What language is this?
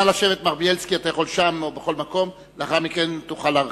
Hebrew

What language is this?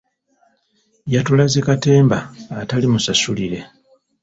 Ganda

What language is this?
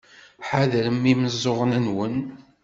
Kabyle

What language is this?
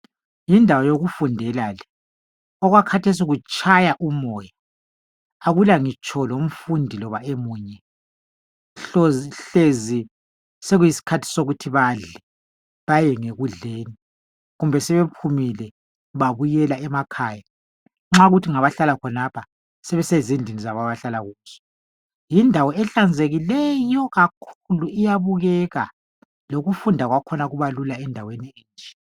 North Ndebele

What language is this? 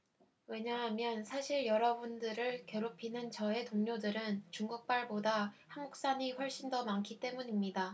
Korean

